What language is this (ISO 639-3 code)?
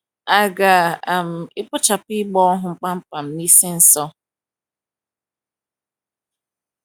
ibo